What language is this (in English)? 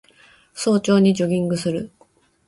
Japanese